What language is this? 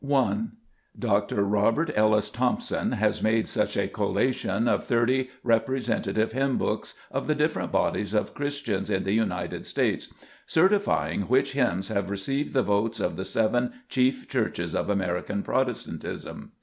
English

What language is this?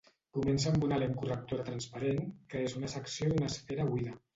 Catalan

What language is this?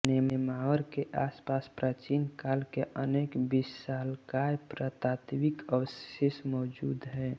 Hindi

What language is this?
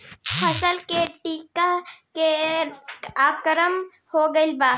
Bhojpuri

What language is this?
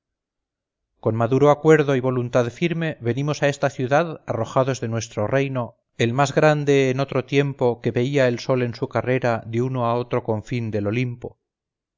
Spanish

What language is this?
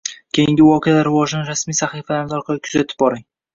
Uzbek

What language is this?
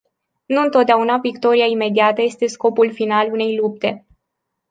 Romanian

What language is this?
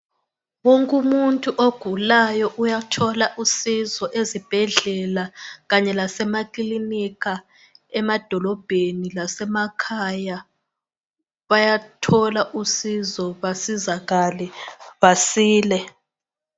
North Ndebele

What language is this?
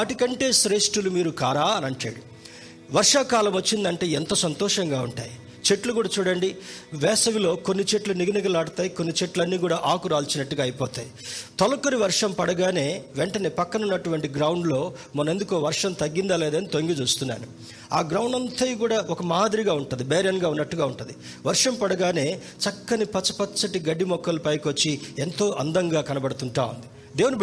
Telugu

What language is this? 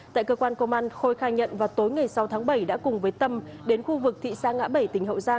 Vietnamese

